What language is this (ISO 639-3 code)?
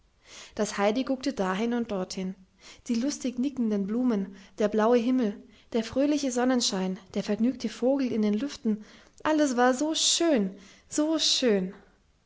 deu